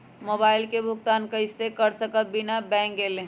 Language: Magahi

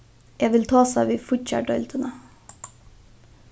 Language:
Faroese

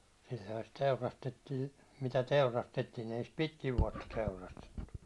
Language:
Finnish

